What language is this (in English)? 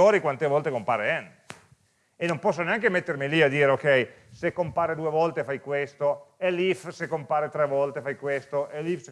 Italian